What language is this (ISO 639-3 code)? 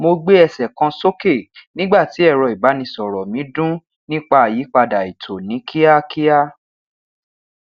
yor